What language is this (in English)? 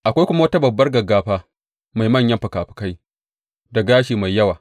Hausa